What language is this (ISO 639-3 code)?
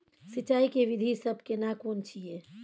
mai